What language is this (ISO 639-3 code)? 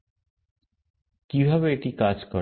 ben